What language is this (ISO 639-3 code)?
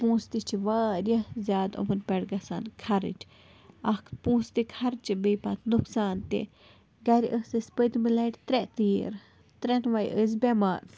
kas